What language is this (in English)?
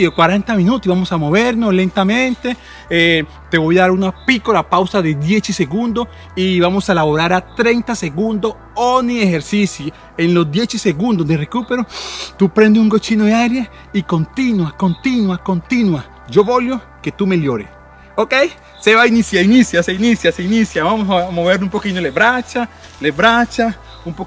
Spanish